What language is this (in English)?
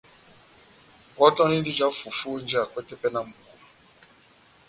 Batanga